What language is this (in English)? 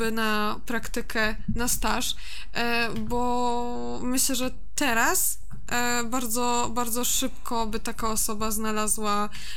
Polish